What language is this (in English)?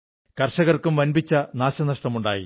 Malayalam